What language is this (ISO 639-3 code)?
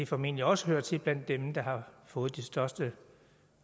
dan